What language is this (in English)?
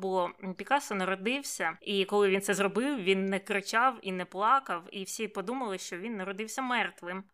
Ukrainian